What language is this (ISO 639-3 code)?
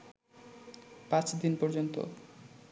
ben